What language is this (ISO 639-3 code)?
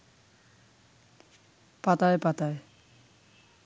ben